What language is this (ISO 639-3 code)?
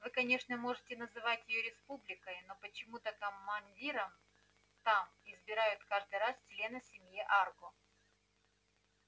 rus